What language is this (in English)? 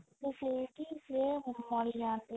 Odia